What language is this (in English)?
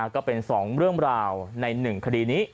Thai